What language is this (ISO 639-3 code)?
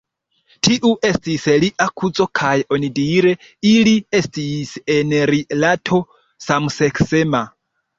epo